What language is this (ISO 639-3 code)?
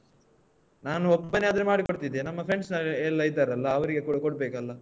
kan